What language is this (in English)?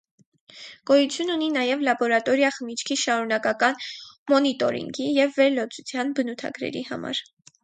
Armenian